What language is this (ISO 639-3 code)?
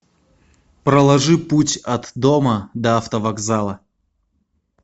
rus